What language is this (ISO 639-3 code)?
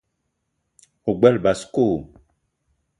eto